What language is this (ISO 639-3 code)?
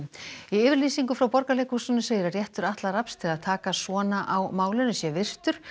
isl